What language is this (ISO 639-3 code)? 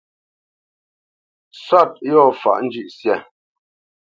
bce